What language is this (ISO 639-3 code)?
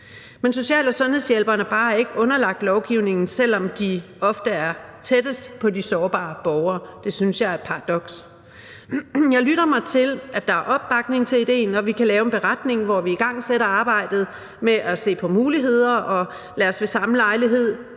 dan